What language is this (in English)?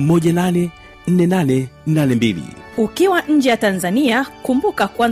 Swahili